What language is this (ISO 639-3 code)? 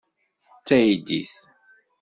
kab